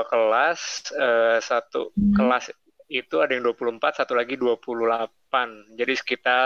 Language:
Indonesian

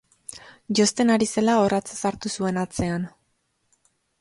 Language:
Basque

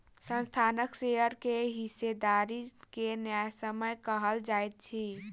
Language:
Maithili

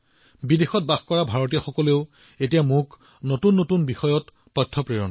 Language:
Assamese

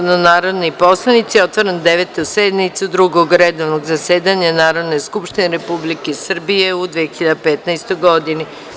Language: Serbian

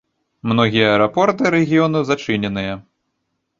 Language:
Belarusian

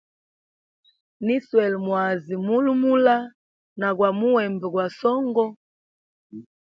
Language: Hemba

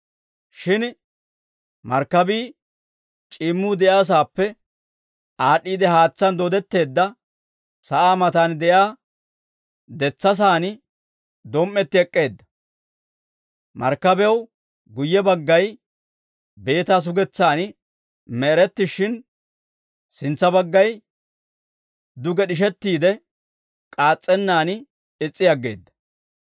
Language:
Dawro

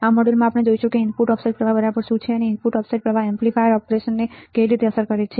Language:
Gujarati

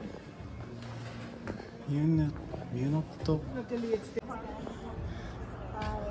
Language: Japanese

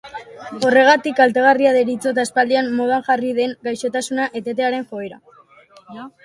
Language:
Basque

